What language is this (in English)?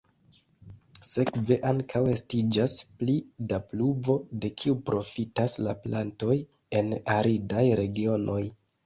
Esperanto